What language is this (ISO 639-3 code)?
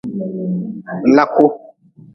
nmz